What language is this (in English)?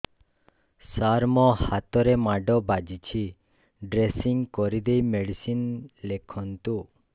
Odia